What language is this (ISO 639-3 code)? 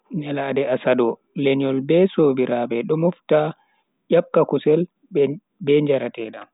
fui